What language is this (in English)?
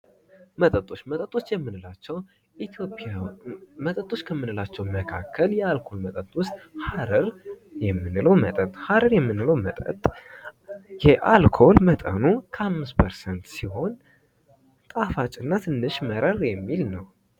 Amharic